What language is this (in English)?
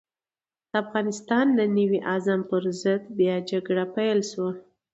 Pashto